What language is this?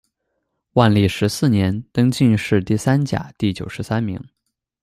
Chinese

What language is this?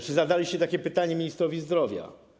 Polish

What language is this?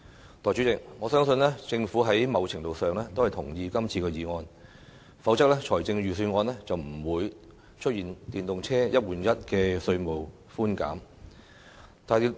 Cantonese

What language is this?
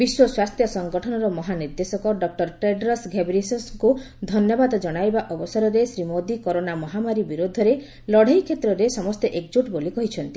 Odia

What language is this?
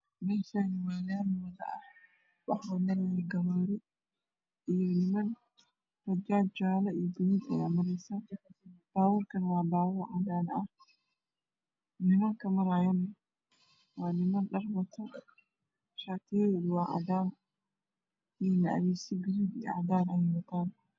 Somali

